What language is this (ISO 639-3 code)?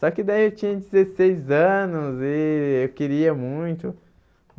por